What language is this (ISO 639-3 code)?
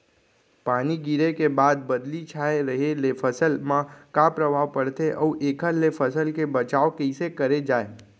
hne